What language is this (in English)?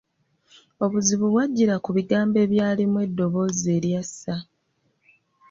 Ganda